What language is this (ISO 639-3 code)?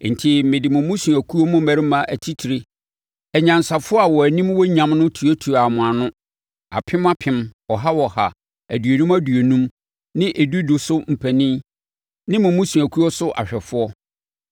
aka